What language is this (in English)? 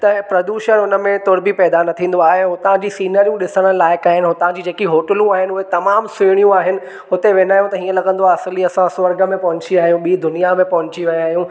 Sindhi